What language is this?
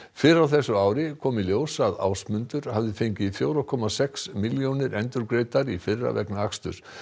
Icelandic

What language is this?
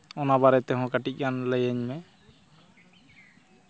Santali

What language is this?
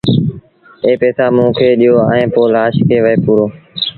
Sindhi Bhil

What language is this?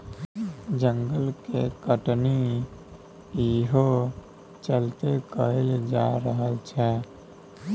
Maithili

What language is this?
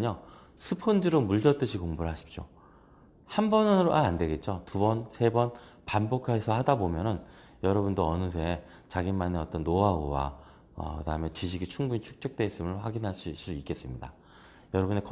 Korean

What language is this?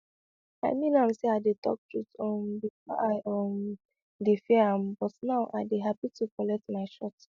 Nigerian Pidgin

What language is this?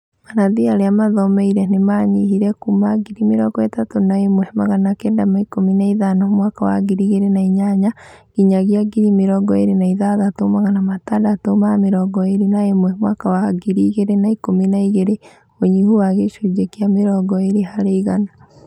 Kikuyu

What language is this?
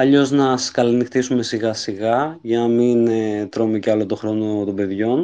Greek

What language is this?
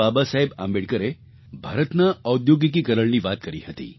Gujarati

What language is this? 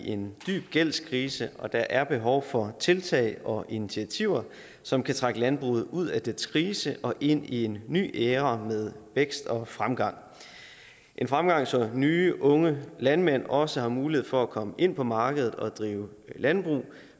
Danish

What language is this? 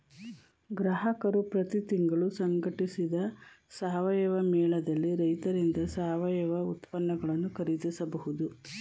Kannada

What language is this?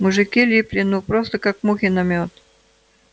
Russian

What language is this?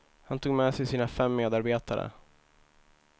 Swedish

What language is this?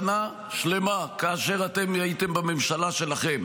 Hebrew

